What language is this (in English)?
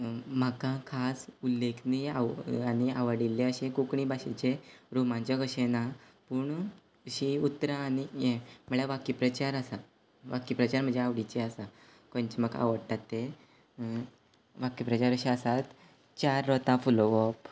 Konkani